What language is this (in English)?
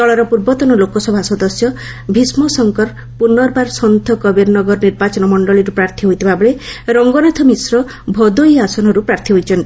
Odia